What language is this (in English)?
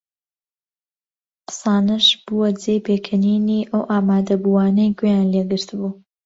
Central Kurdish